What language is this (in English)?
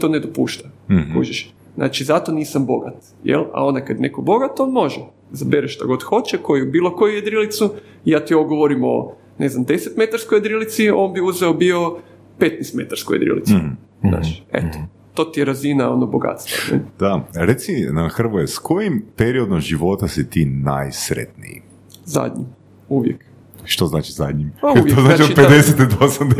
Croatian